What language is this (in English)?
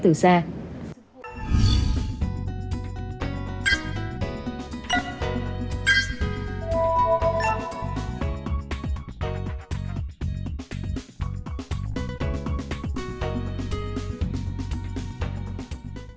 Vietnamese